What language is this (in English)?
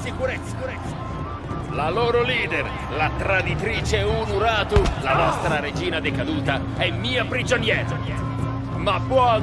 Italian